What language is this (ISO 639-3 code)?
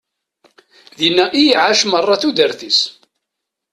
kab